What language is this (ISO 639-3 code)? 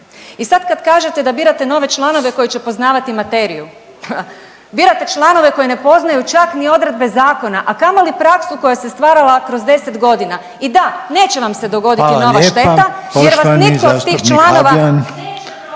hrv